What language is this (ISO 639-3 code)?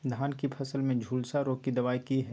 mai